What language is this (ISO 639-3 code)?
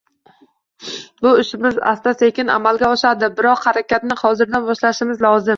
uzb